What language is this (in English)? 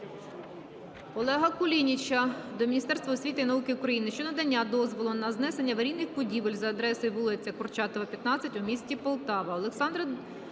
Ukrainian